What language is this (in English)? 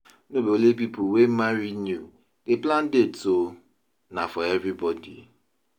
Nigerian Pidgin